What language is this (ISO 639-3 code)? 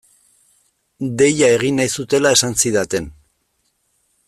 eus